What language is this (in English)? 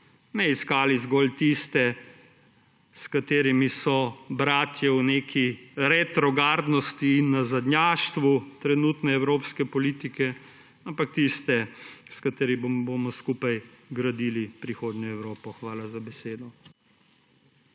Slovenian